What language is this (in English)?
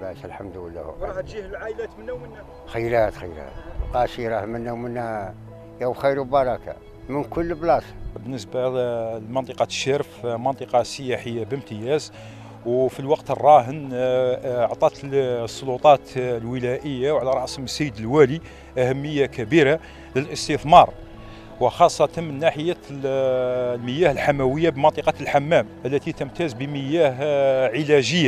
Arabic